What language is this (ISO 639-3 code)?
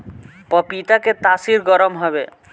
bho